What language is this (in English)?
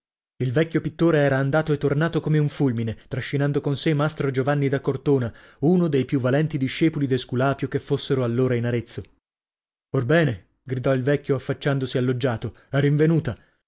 Italian